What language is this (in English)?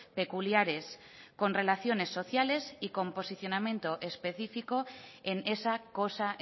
Spanish